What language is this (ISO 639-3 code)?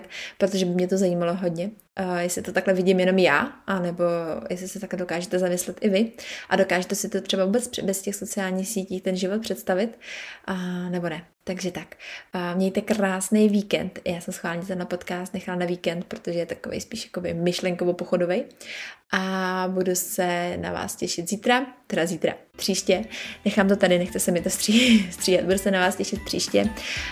ces